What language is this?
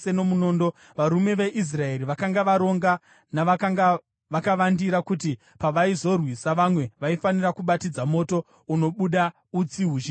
Shona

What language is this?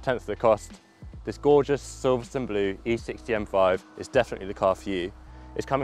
English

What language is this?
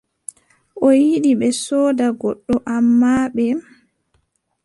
Adamawa Fulfulde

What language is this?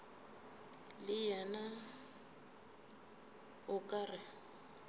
Northern Sotho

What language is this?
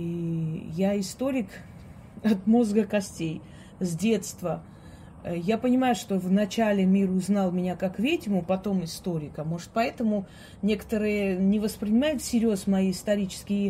Russian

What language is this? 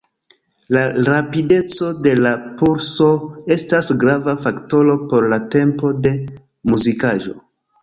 Esperanto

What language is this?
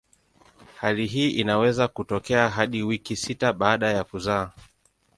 Swahili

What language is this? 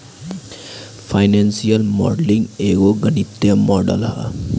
Bhojpuri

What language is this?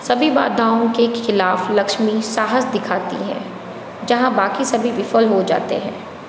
Hindi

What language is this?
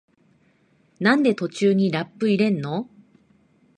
Japanese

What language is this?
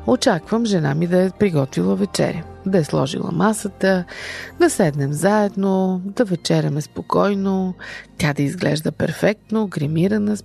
Bulgarian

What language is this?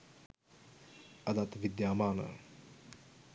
Sinhala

